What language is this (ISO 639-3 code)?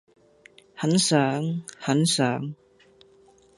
yue